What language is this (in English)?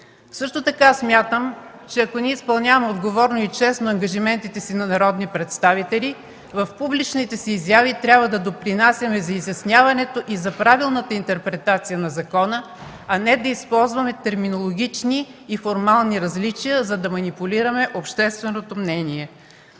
Bulgarian